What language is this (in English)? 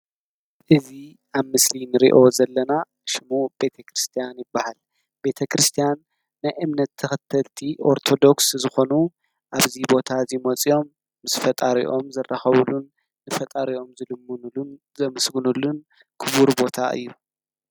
Tigrinya